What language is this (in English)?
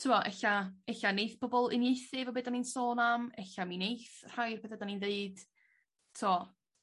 Welsh